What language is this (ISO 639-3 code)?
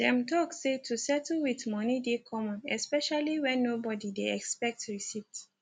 pcm